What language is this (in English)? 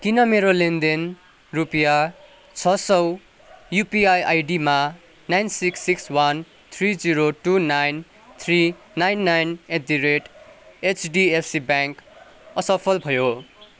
Nepali